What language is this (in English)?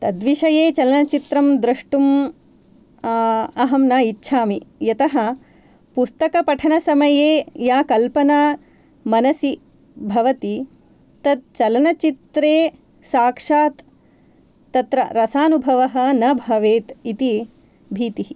Sanskrit